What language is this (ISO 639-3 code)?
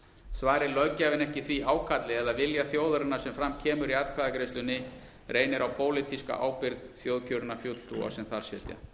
isl